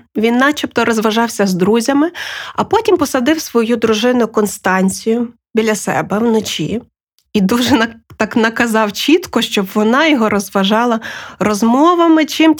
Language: Ukrainian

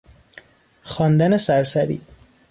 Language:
Persian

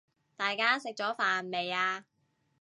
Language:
Cantonese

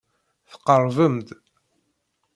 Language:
Kabyle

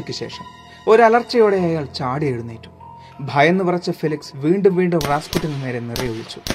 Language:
Malayalam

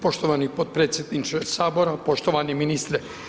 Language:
Croatian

